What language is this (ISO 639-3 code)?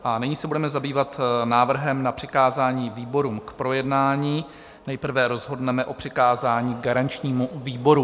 ces